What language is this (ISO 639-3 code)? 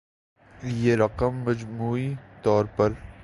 urd